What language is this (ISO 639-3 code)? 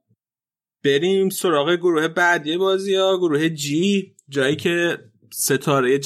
fas